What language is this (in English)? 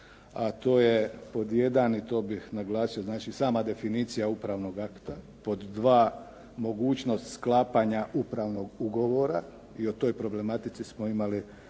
Croatian